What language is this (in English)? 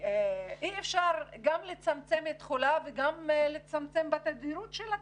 Hebrew